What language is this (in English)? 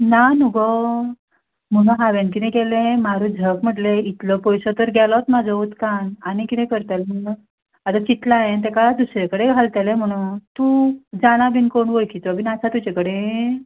Konkani